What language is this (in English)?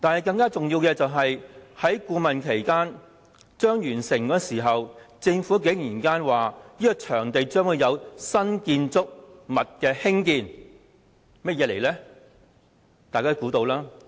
Cantonese